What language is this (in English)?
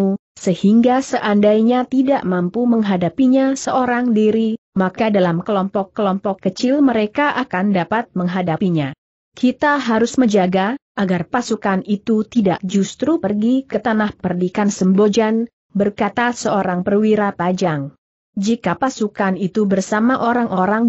Indonesian